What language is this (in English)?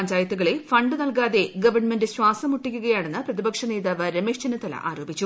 Malayalam